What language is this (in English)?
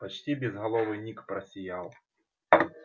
Russian